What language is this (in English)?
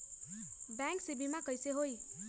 Magahi